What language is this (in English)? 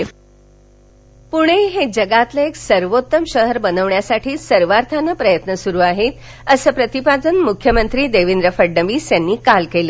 Marathi